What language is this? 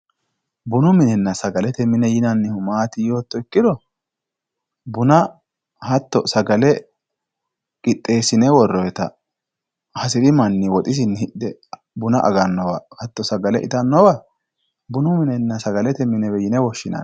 Sidamo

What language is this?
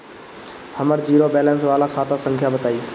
Bhojpuri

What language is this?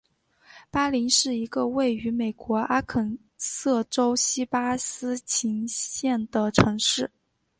Chinese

